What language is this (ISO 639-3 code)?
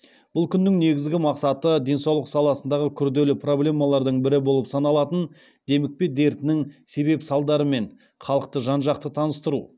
kaz